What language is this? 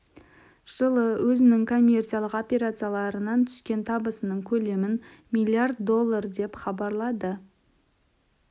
Kazakh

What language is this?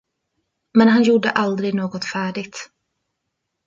Swedish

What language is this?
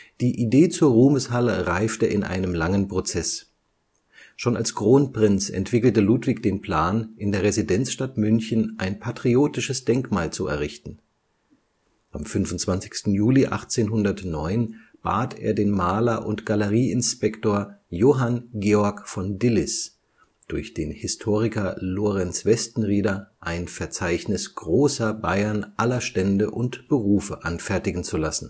German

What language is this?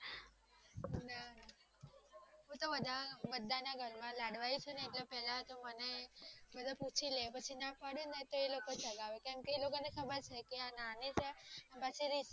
Gujarati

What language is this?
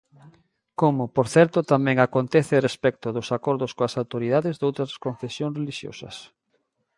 Galician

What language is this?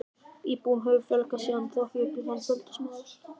Icelandic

